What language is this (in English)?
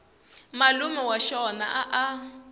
Tsonga